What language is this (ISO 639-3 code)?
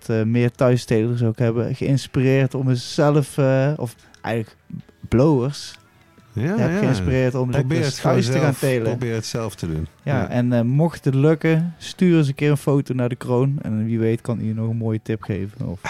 nld